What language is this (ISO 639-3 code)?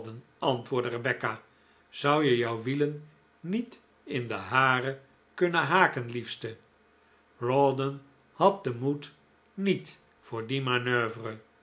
nld